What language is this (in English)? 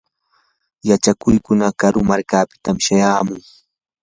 Yanahuanca Pasco Quechua